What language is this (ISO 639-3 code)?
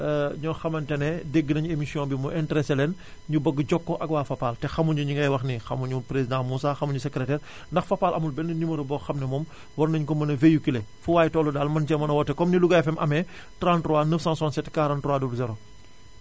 wol